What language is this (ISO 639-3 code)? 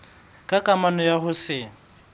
sot